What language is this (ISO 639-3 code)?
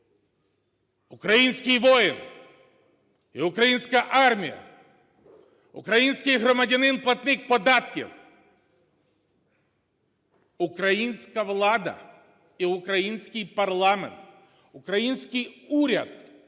ukr